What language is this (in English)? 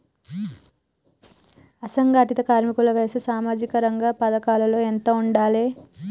Telugu